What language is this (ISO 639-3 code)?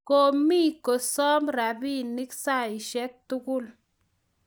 kln